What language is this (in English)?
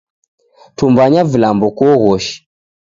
Taita